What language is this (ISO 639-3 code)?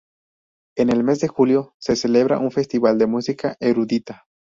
spa